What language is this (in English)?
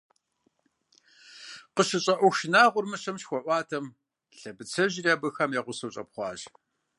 Kabardian